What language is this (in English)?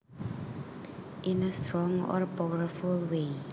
Javanese